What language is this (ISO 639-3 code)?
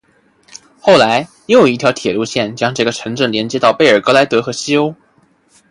zho